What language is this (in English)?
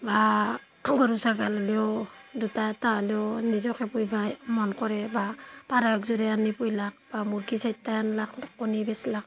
Assamese